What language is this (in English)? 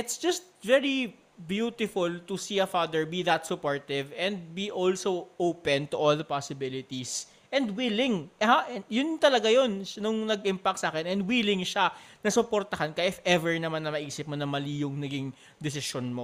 Filipino